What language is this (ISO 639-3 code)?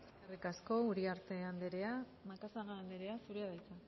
eus